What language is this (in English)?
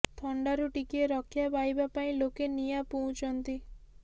Odia